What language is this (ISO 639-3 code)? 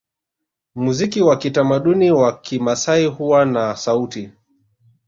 swa